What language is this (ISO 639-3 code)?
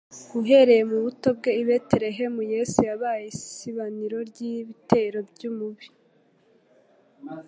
kin